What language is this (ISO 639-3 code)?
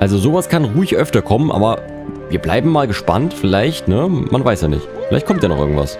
deu